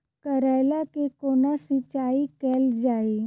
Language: Maithili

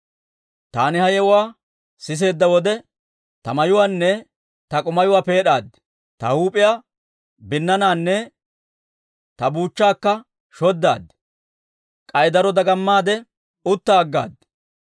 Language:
Dawro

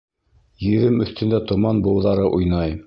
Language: Bashkir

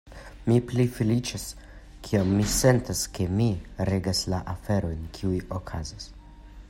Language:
Esperanto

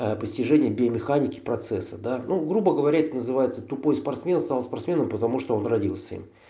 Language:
Russian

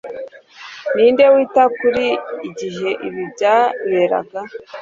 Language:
Kinyarwanda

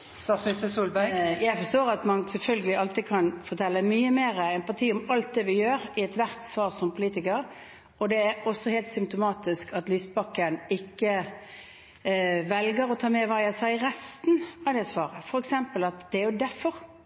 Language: Norwegian Bokmål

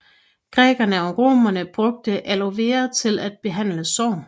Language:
Danish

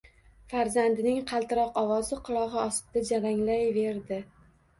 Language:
Uzbek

